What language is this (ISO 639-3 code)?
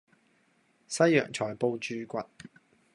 yue